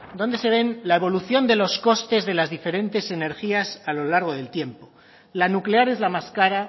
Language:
Spanish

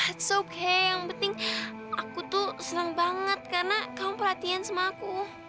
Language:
Indonesian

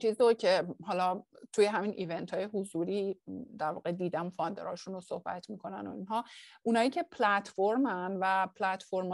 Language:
Persian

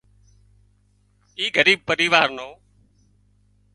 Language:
Wadiyara Koli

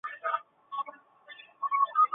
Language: Chinese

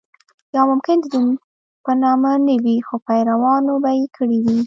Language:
Pashto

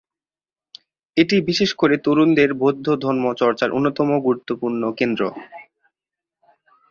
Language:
Bangla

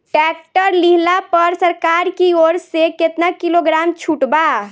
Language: Bhojpuri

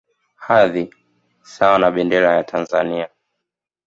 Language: Swahili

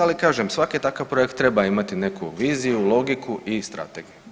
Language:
Croatian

